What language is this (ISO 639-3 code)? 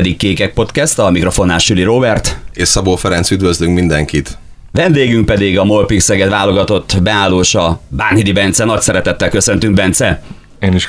hun